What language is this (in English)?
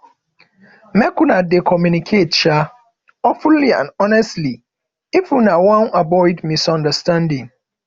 Nigerian Pidgin